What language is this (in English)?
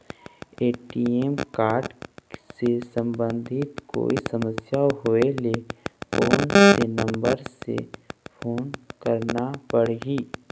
Chhattisgarhi